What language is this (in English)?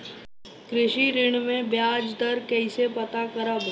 Bhojpuri